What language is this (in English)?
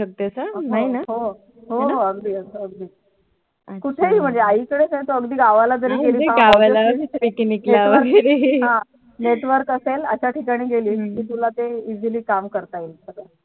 Marathi